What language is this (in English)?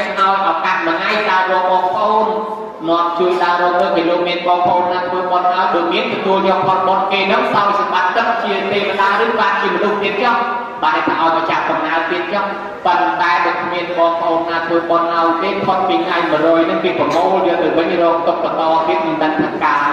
Thai